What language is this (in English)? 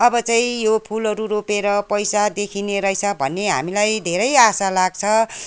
Nepali